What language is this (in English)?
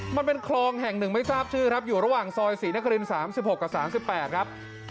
Thai